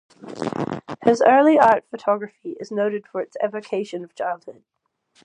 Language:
English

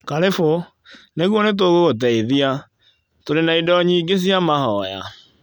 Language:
Kikuyu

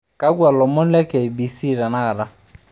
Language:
Masai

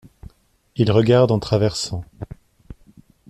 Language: French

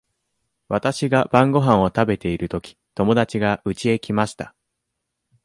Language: Japanese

